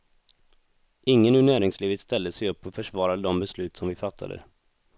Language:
Swedish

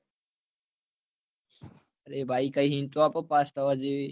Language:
Gujarati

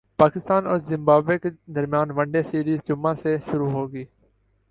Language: Urdu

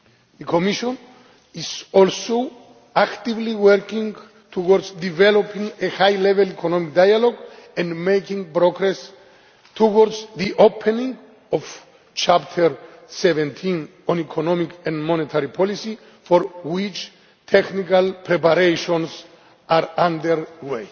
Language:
English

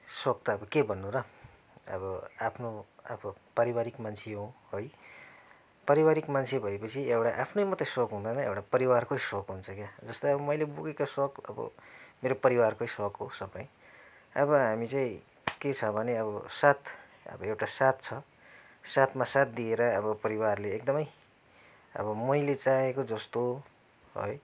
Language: Nepali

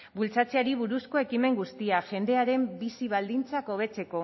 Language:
Basque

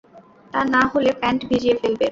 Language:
Bangla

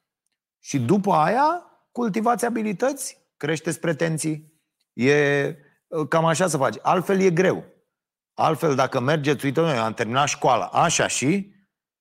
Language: Romanian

